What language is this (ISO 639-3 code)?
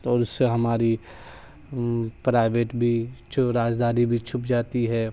urd